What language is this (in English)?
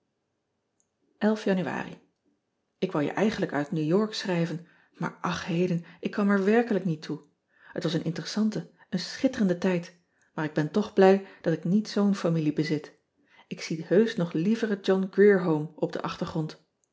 Dutch